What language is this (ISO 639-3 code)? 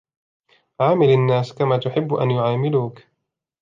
ara